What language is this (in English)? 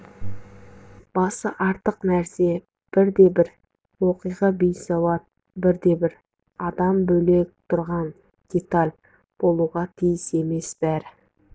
Kazakh